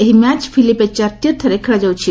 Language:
Odia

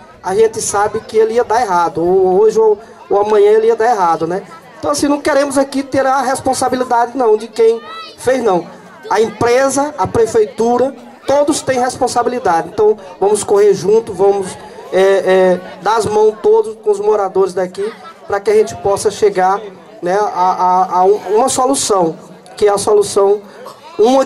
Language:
Portuguese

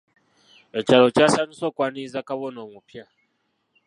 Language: Ganda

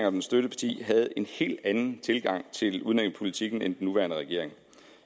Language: Danish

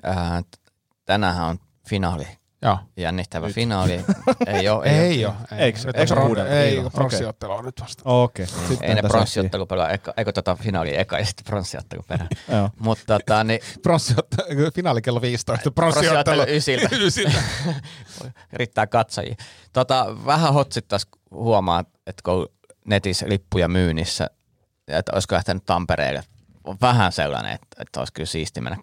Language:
Finnish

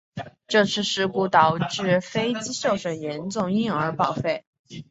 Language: Chinese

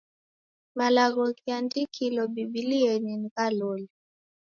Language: Taita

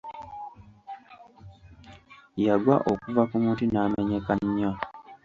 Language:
Ganda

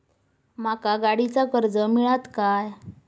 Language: Marathi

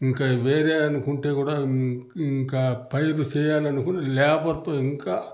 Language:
Telugu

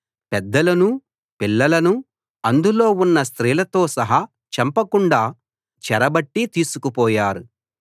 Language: Telugu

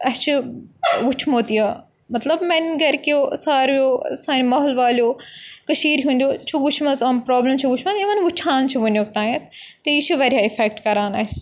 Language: Kashmiri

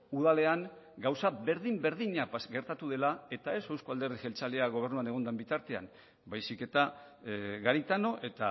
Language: Basque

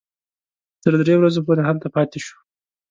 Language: Pashto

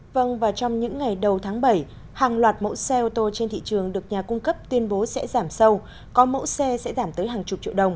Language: Vietnamese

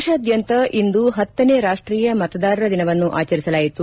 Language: Kannada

